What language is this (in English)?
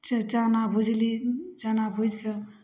Maithili